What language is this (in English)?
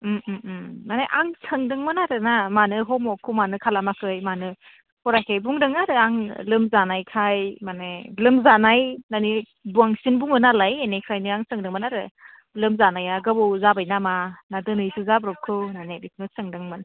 Bodo